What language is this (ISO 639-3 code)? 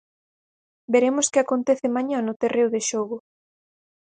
glg